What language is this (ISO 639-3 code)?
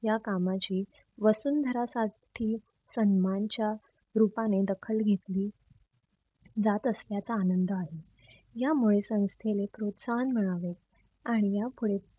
mar